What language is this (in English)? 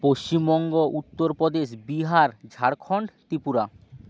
Bangla